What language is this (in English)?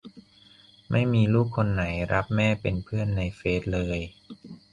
Thai